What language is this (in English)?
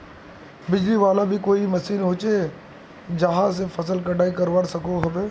Magahi